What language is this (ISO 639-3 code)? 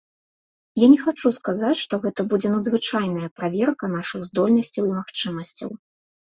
bel